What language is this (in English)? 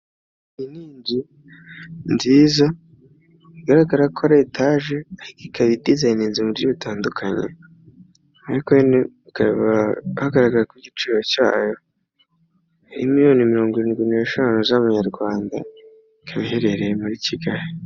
Kinyarwanda